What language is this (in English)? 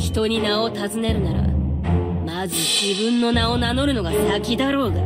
Japanese